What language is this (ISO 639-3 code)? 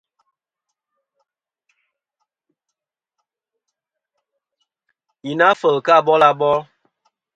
bkm